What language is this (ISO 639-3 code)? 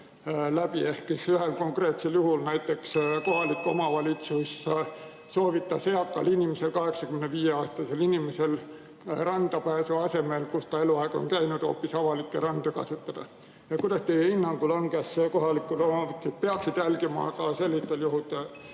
est